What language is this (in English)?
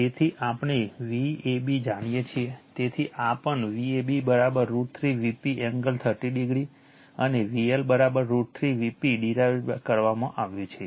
Gujarati